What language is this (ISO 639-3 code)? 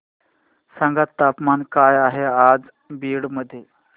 mar